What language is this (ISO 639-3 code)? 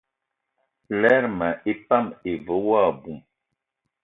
eto